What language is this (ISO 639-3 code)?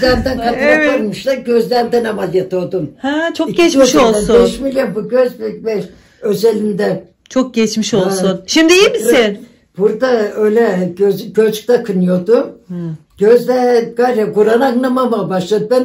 tur